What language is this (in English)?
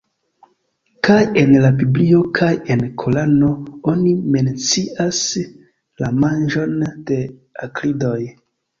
Esperanto